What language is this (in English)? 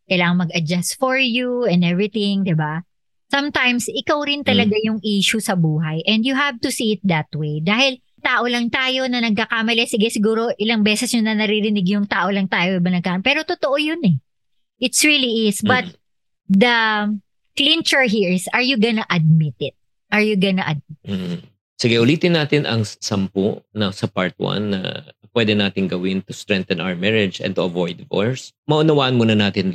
Filipino